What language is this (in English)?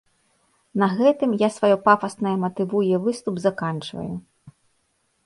Belarusian